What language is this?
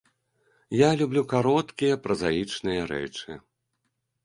Belarusian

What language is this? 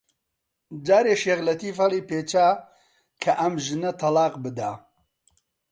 Central Kurdish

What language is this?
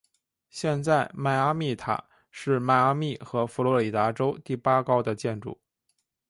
Chinese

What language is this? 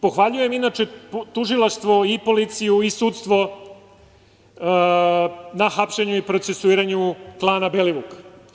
Serbian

